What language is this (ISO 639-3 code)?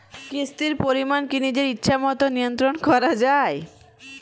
ben